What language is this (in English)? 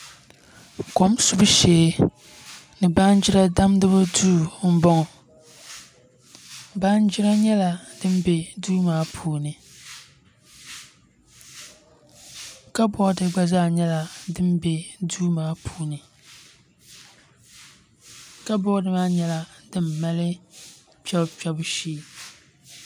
Dagbani